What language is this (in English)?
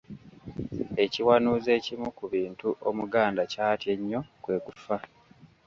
Ganda